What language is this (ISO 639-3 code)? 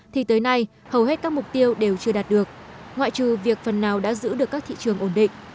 vie